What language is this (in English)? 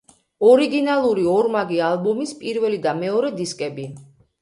Georgian